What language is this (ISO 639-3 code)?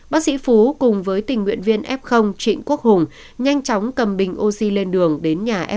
vie